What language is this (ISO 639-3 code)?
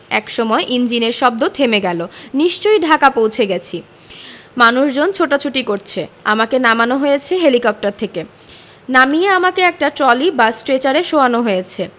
ben